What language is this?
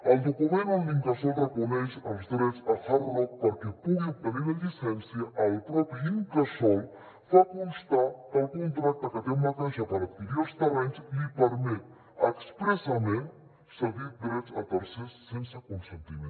Catalan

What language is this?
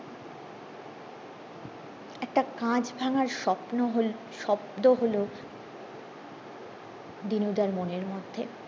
Bangla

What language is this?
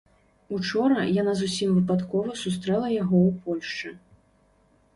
Belarusian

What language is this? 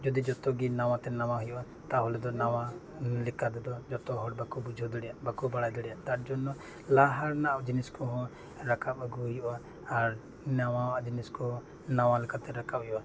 Santali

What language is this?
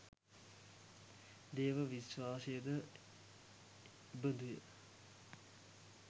Sinhala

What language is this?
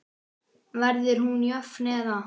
Icelandic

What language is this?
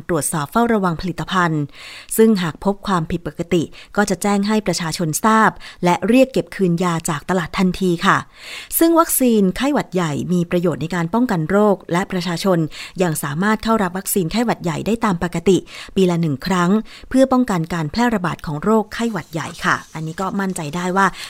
Thai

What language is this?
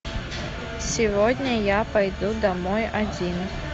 Russian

